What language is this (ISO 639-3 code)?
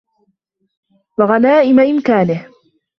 ara